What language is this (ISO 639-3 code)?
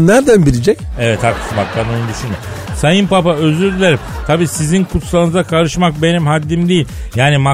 tur